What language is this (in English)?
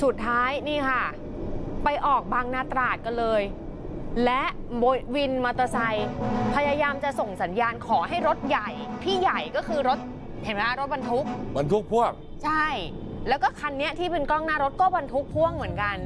Thai